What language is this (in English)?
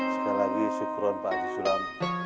Indonesian